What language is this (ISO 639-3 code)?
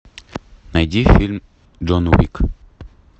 rus